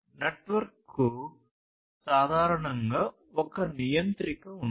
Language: Telugu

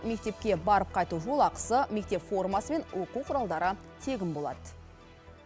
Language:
Kazakh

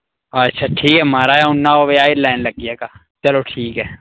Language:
Dogri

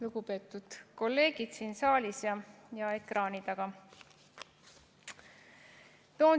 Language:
Estonian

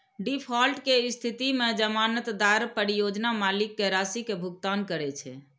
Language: Maithili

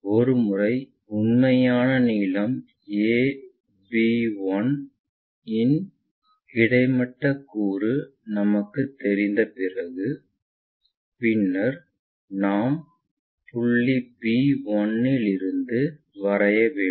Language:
Tamil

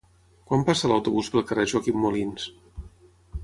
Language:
Catalan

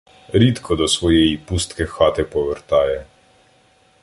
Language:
Ukrainian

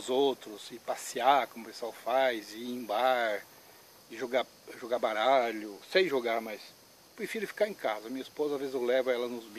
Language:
Portuguese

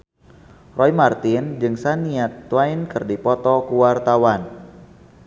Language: Sundanese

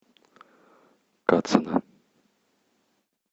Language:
Russian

